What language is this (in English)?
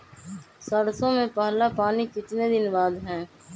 Magahi